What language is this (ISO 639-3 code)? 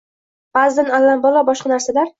uzb